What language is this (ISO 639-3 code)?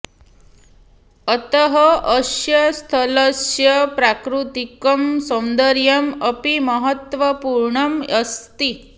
san